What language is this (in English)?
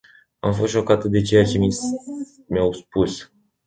Romanian